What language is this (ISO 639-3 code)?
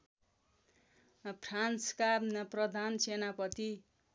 nep